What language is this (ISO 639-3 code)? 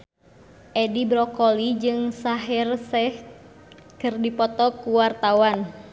sun